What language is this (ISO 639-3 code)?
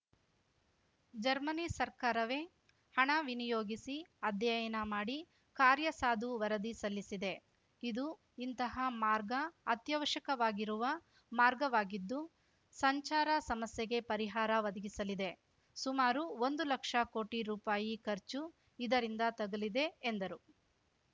kan